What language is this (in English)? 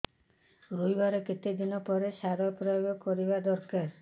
Odia